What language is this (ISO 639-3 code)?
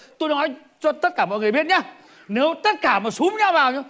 vie